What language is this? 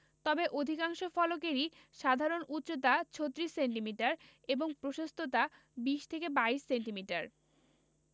Bangla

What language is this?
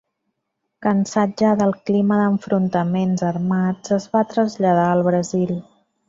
Catalan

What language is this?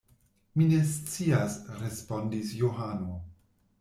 Esperanto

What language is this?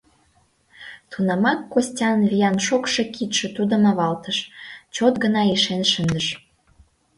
Mari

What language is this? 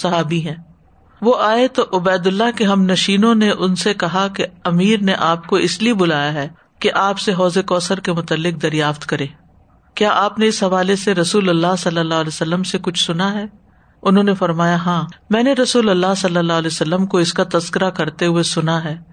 Urdu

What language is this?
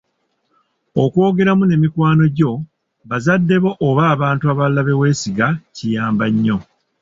Ganda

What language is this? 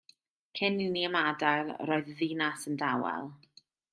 Welsh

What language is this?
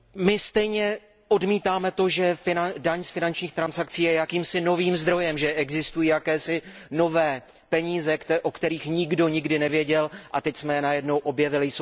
Czech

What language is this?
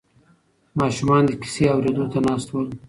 Pashto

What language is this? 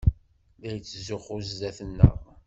Kabyle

